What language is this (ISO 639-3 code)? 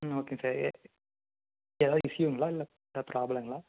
tam